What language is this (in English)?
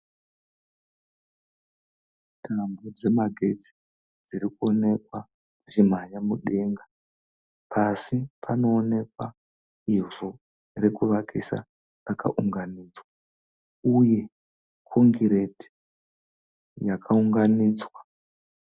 Shona